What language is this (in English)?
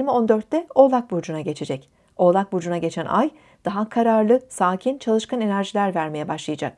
Turkish